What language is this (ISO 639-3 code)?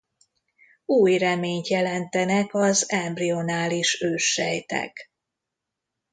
hun